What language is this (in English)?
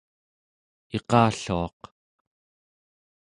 Central Yupik